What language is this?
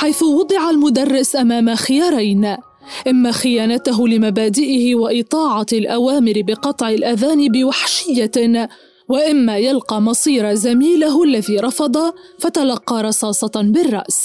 Arabic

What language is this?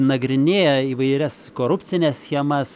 Lithuanian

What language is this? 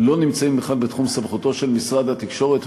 Hebrew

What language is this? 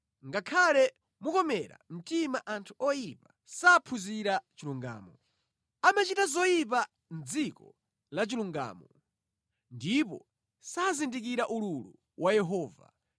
Nyanja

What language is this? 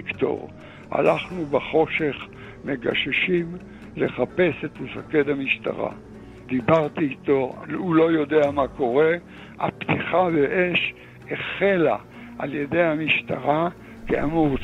Hebrew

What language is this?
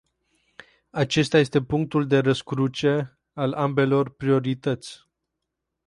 Romanian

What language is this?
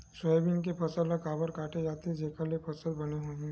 Chhattisgarhi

